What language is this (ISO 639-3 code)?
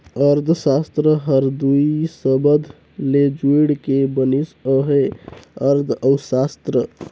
hne